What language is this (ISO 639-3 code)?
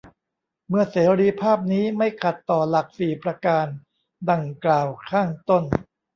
tha